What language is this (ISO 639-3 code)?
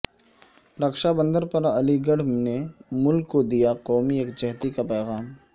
urd